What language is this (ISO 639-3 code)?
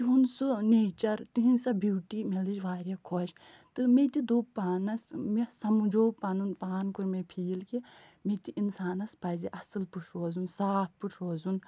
kas